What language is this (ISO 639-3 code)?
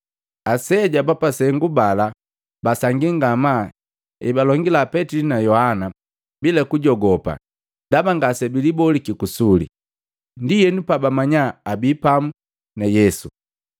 mgv